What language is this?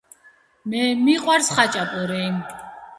Georgian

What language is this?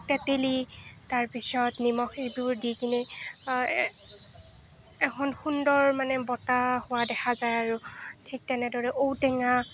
Assamese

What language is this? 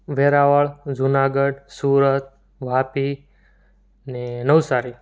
Gujarati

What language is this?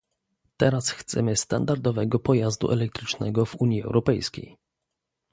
Polish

